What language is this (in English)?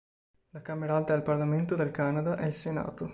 Italian